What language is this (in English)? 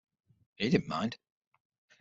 English